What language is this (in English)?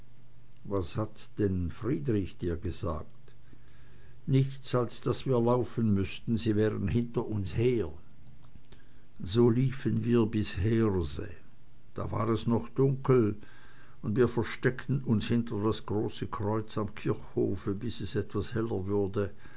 German